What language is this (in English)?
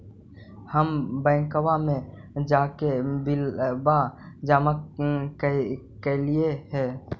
Magahi